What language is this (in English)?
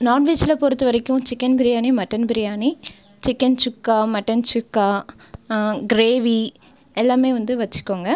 Tamil